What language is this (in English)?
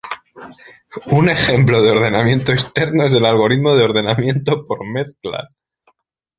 Spanish